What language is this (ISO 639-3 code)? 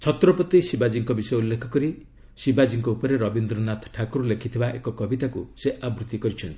ori